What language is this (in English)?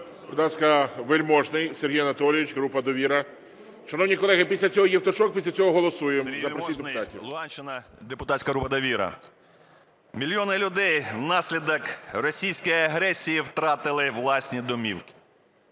Ukrainian